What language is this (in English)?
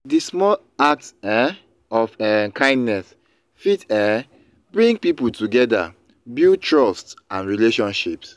Nigerian Pidgin